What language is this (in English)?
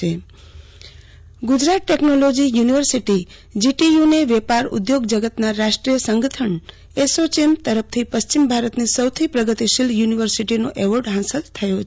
Gujarati